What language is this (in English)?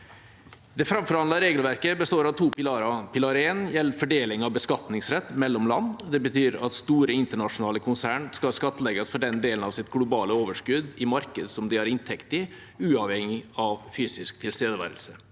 Norwegian